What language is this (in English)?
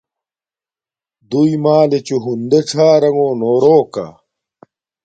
Domaaki